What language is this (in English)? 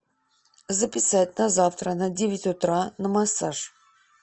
Russian